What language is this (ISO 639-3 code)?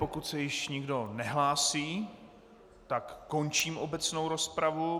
ces